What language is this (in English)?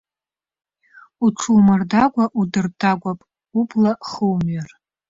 Abkhazian